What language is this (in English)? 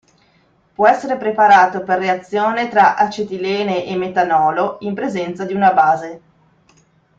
Italian